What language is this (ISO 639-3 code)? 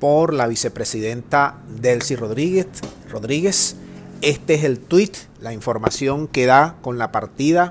spa